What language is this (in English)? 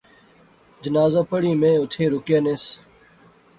Pahari-Potwari